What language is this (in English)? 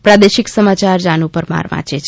Gujarati